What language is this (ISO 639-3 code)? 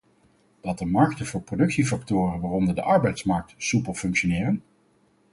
nld